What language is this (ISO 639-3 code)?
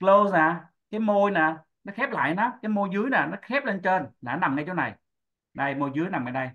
vie